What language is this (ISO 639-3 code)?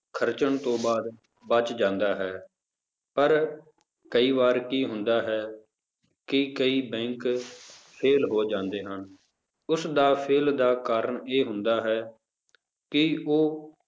pan